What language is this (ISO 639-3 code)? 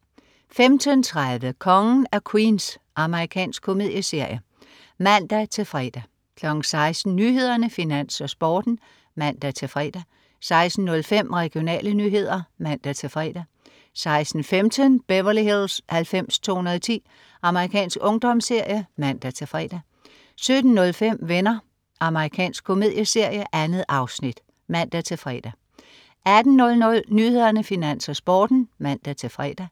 dan